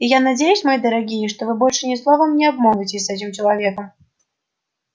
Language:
Russian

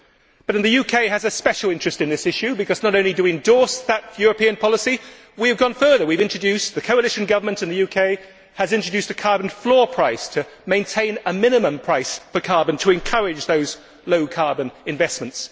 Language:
English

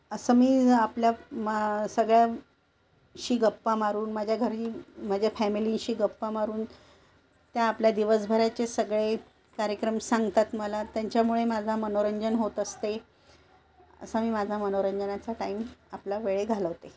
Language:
Marathi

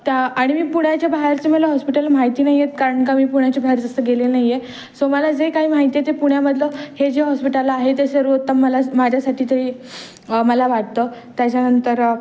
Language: Marathi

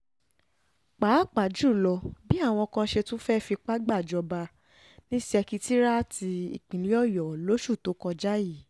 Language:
Yoruba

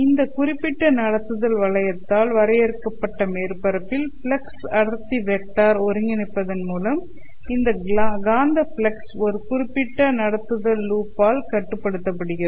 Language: Tamil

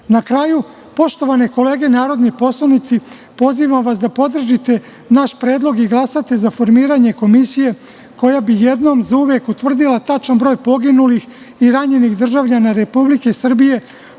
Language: Serbian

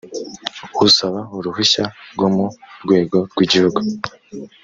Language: Kinyarwanda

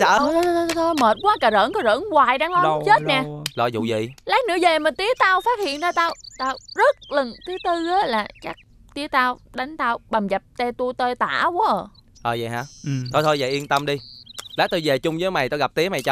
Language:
Vietnamese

